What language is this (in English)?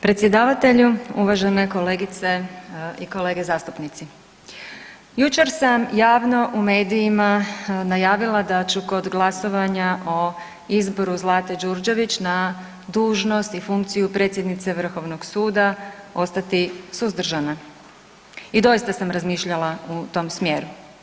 Croatian